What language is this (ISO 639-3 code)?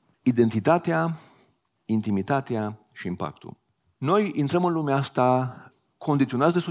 ron